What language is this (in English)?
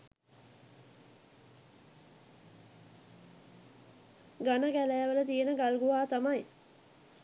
Sinhala